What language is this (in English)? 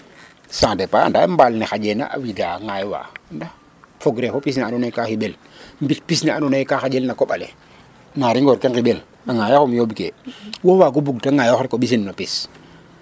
Serer